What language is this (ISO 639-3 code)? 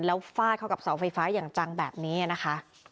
tha